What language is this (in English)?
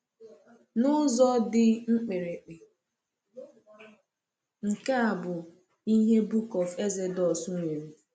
Igbo